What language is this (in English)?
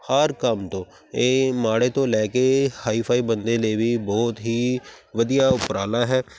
Punjabi